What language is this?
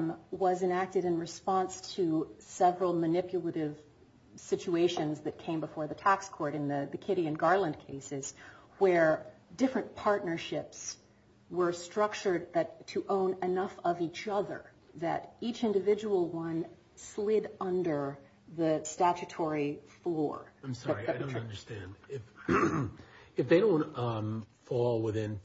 English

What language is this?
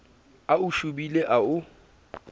Southern Sotho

